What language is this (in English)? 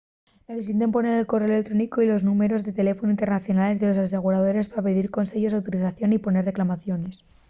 Asturian